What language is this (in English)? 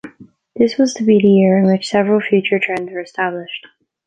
English